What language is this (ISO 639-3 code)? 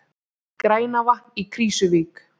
isl